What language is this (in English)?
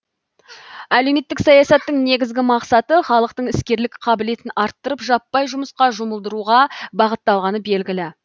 Kazakh